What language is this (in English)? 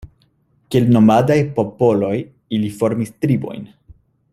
Esperanto